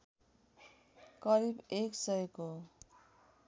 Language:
Nepali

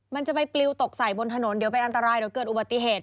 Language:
Thai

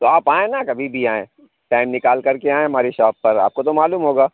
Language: Urdu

